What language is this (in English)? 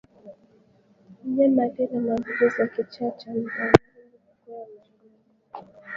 Swahili